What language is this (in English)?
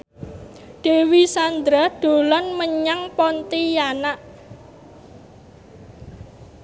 Javanese